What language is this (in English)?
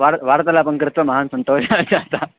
Sanskrit